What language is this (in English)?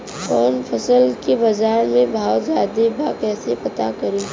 Bhojpuri